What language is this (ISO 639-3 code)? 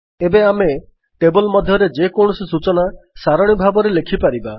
ori